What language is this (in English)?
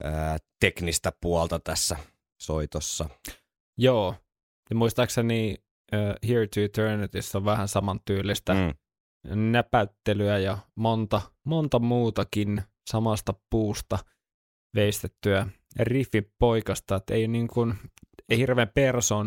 Finnish